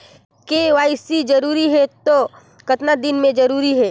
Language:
Chhattisgarhi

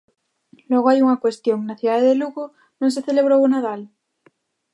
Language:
Galician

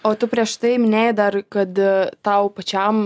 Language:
Lithuanian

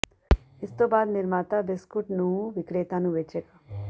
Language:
Punjabi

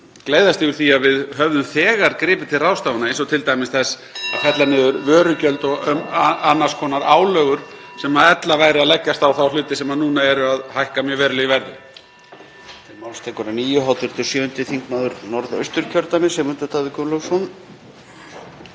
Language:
Icelandic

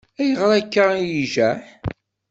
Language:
Kabyle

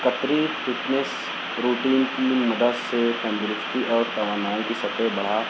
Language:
Urdu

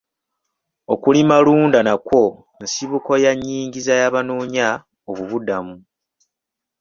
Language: Ganda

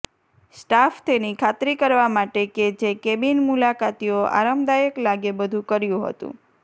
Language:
Gujarati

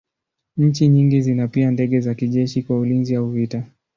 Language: Swahili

